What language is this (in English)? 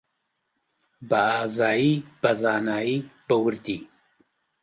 Central Kurdish